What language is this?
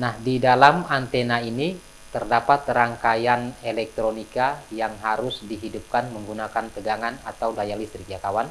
Indonesian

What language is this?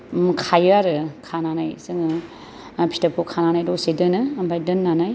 Bodo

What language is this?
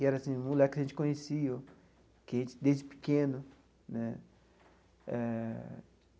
Portuguese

